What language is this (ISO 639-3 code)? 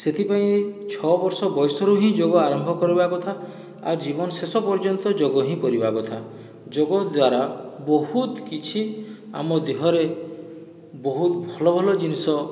ori